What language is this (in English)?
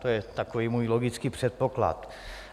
Czech